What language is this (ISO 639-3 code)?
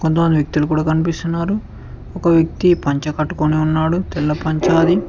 tel